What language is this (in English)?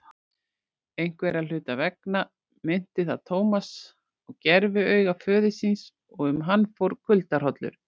Icelandic